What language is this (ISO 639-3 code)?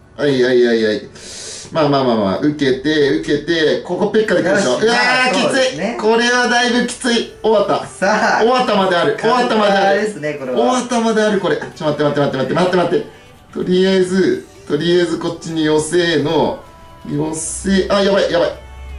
jpn